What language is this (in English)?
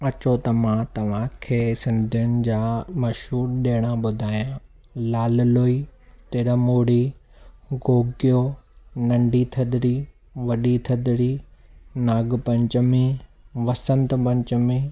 Sindhi